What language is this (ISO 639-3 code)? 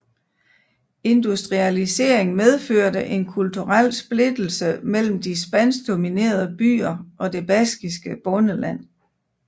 dan